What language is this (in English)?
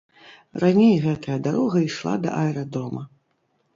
Belarusian